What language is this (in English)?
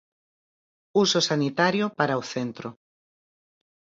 Galician